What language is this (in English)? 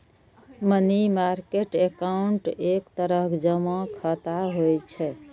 Maithili